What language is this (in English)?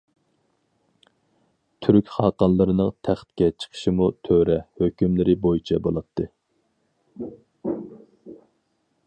Uyghur